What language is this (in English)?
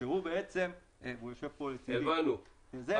Hebrew